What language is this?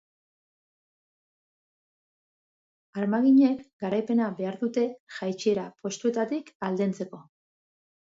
Basque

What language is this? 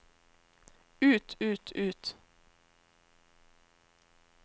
Norwegian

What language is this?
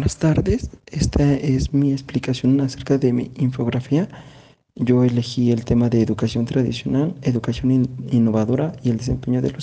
Spanish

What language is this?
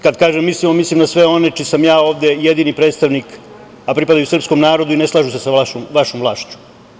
Serbian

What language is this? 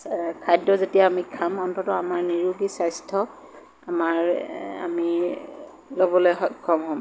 Assamese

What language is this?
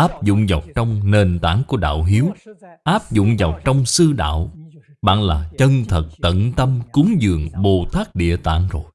Vietnamese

